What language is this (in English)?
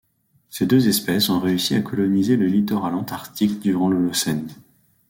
French